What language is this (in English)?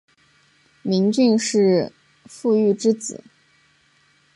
Chinese